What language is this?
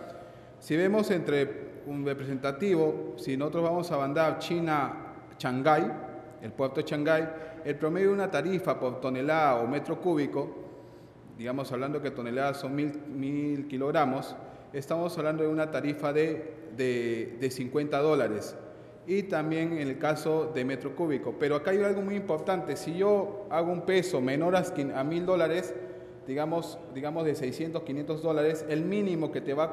Spanish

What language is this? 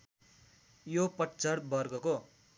Nepali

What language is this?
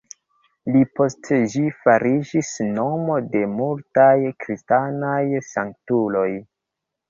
Esperanto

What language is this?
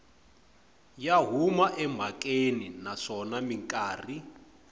Tsonga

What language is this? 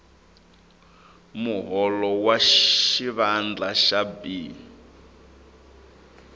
Tsonga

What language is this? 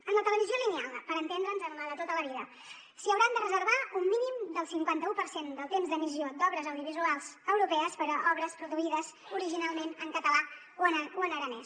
Catalan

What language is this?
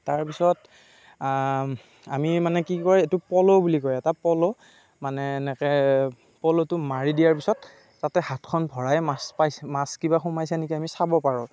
Assamese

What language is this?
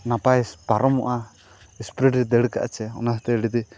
Santali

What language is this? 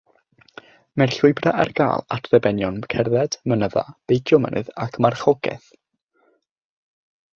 Welsh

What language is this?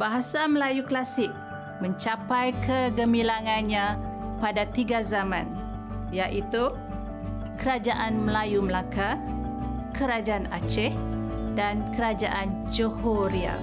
Malay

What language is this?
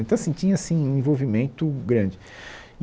Portuguese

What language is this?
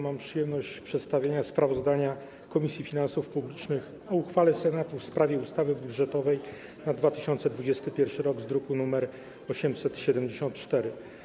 Polish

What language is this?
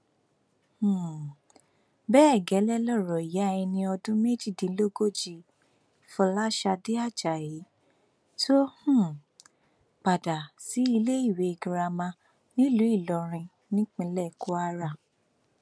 Yoruba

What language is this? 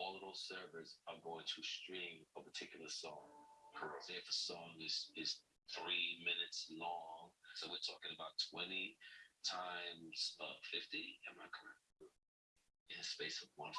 English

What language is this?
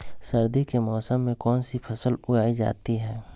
Magahi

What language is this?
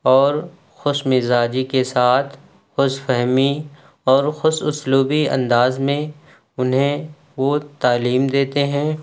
Urdu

